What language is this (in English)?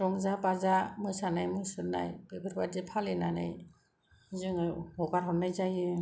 Bodo